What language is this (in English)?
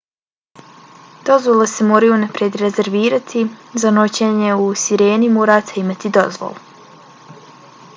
Bosnian